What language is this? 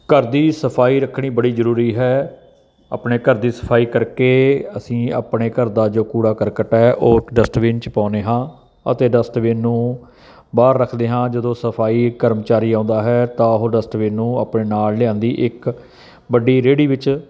Punjabi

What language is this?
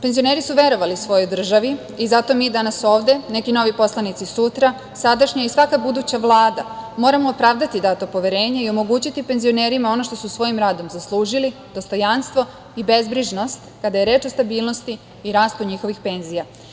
Serbian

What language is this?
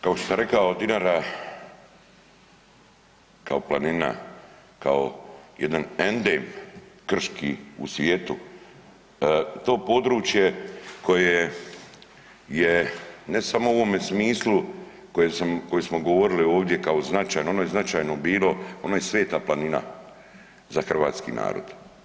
Croatian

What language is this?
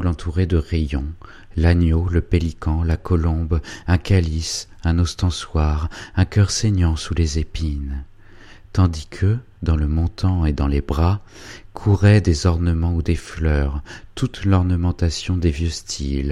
French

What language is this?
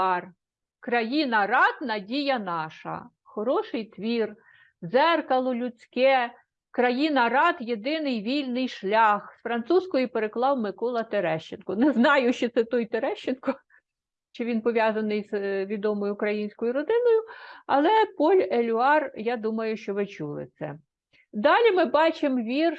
Ukrainian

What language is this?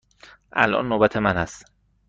Persian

